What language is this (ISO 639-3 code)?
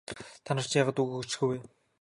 mon